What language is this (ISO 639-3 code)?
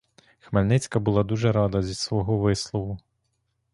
ukr